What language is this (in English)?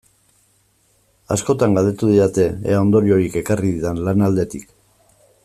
Basque